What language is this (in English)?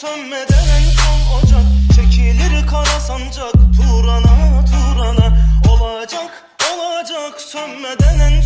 Turkish